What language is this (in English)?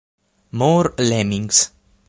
Italian